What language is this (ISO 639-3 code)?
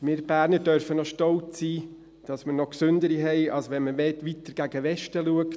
gsw